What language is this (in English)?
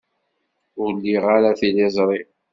Kabyle